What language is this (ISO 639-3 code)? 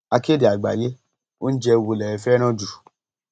yor